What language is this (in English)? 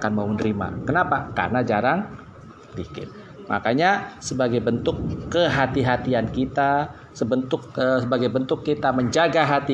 Indonesian